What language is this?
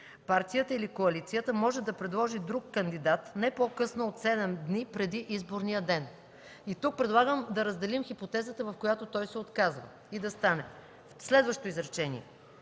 Bulgarian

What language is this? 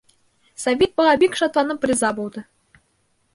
Bashkir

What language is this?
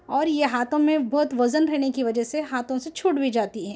Urdu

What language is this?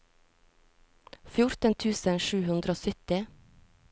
Norwegian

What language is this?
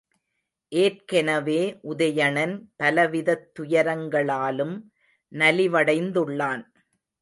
Tamil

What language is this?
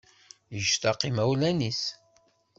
Kabyle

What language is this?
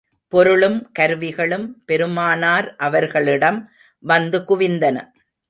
Tamil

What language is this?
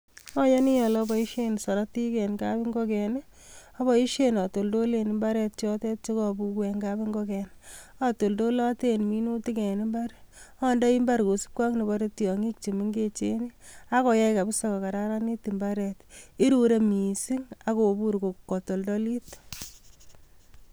Kalenjin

